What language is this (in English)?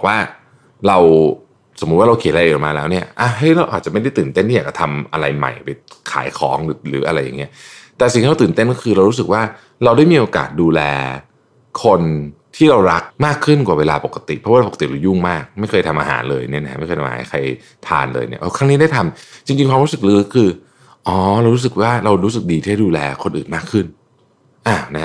Thai